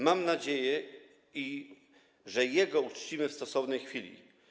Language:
Polish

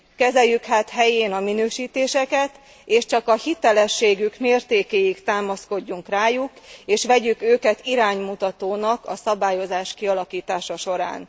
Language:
Hungarian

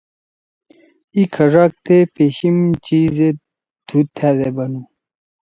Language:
Torwali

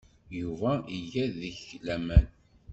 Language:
Kabyle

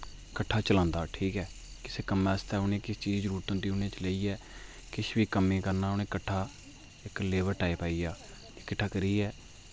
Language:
Dogri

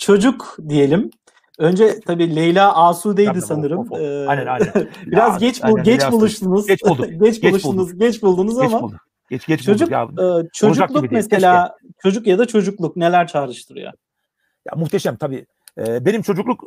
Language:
Turkish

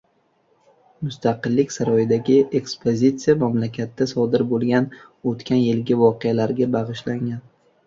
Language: Uzbek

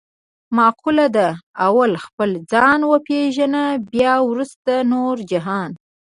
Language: Pashto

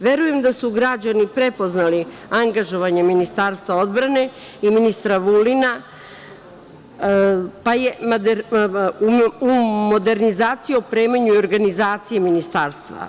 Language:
Serbian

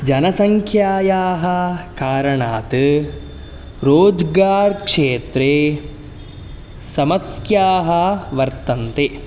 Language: Sanskrit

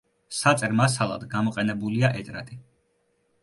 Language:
Georgian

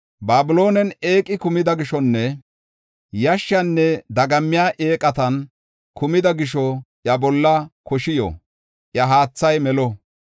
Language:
Gofa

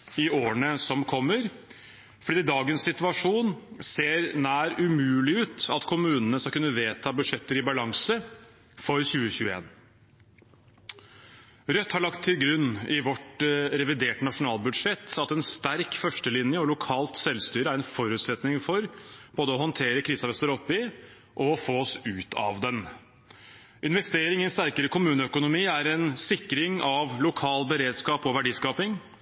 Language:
Norwegian Bokmål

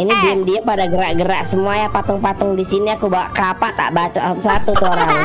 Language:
Indonesian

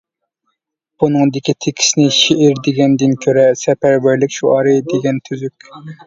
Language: Uyghur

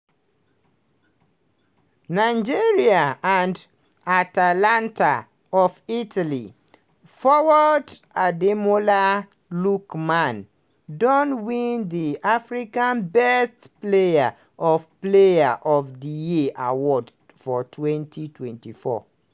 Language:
Nigerian Pidgin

